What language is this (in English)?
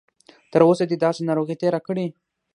Pashto